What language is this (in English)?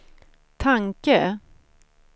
Swedish